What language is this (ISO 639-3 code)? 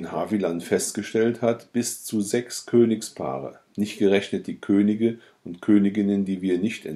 deu